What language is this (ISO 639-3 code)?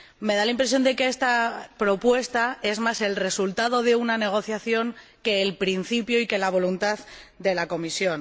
spa